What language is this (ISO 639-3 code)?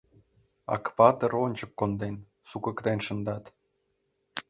chm